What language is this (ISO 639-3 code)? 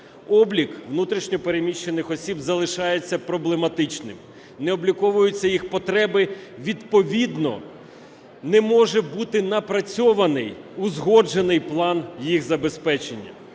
ukr